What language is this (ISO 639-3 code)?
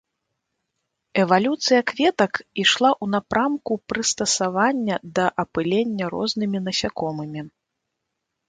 bel